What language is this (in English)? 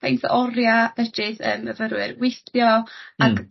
Welsh